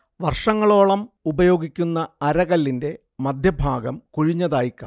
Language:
Malayalam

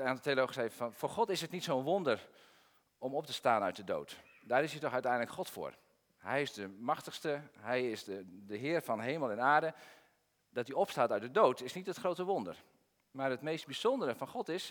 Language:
Dutch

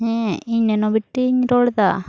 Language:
Santali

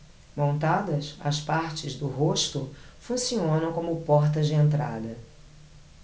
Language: Portuguese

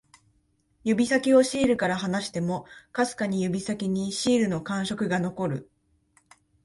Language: Japanese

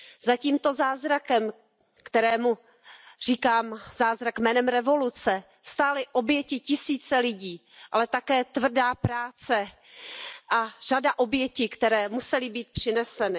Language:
Czech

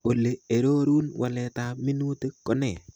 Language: Kalenjin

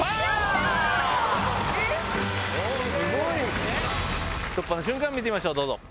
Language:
Japanese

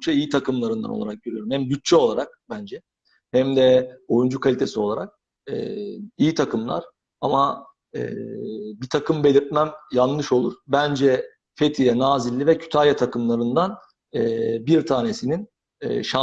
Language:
Turkish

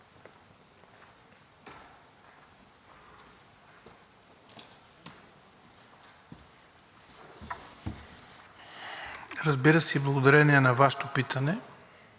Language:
Bulgarian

